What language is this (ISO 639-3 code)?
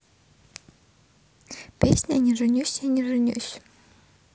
rus